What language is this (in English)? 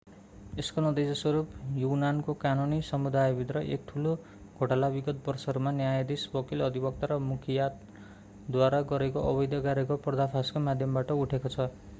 Nepali